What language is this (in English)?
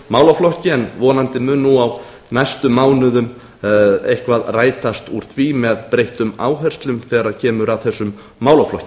Icelandic